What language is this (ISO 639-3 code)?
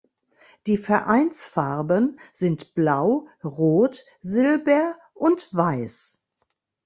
deu